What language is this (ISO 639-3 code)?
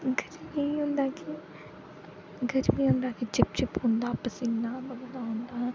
doi